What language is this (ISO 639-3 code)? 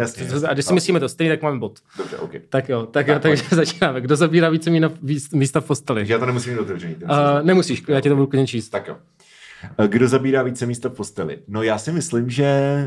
ces